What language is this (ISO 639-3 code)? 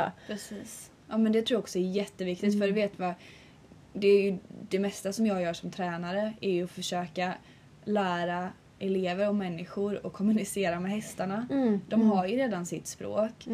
swe